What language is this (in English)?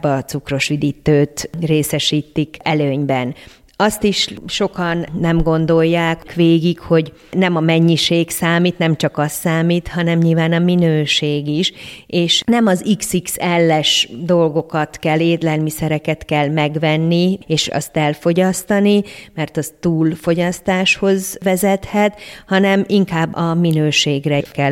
Hungarian